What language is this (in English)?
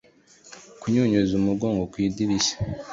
Kinyarwanda